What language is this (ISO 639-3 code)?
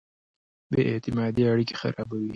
pus